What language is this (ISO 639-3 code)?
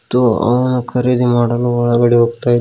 kan